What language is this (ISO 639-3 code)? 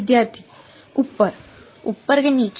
guj